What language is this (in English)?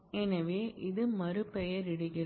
Tamil